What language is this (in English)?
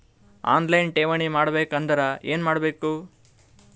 Kannada